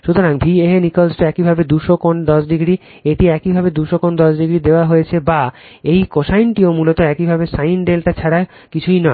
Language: Bangla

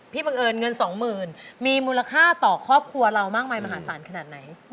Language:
Thai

